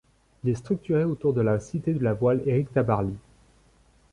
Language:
French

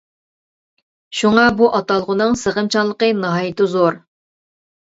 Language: Uyghur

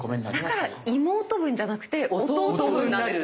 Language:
Japanese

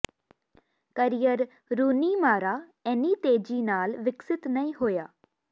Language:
Punjabi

